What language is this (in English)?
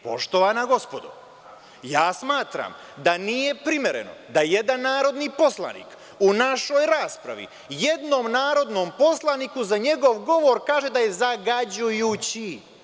Serbian